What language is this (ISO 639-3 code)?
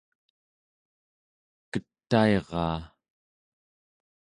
esu